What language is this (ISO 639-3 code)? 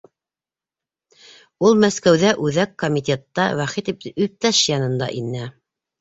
bak